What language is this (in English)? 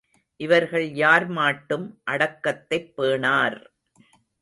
Tamil